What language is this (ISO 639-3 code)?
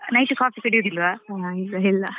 kan